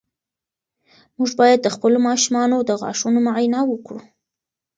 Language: Pashto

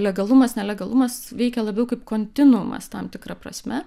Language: Lithuanian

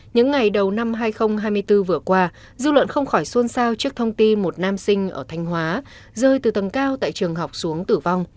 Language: Vietnamese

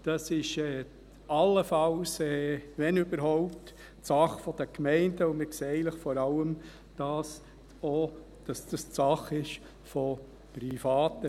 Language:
Swiss German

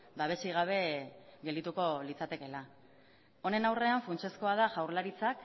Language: Basque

